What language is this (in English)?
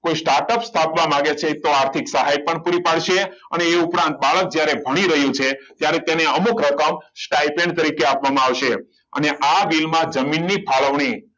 Gujarati